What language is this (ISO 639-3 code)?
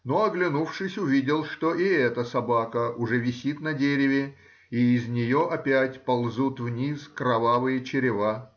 rus